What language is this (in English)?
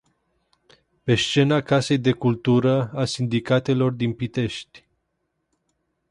Romanian